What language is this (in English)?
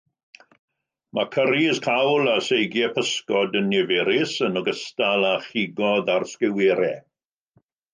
Welsh